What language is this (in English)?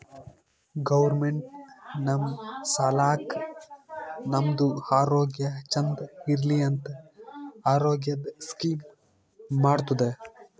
Kannada